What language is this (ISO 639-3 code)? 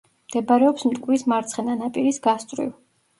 kat